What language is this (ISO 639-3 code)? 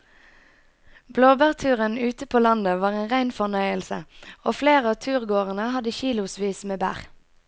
nor